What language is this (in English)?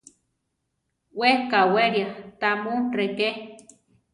Central Tarahumara